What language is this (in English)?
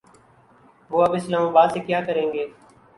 Urdu